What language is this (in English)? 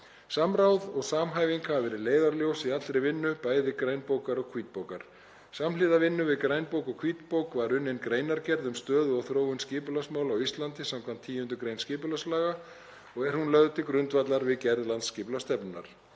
Icelandic